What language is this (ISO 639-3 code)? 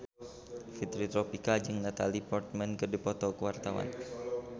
sun